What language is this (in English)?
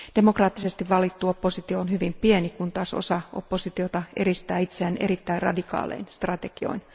Finnish